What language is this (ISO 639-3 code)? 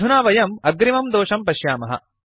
san